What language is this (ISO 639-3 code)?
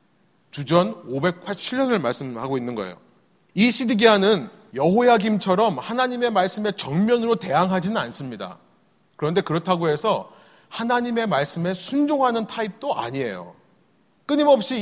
kor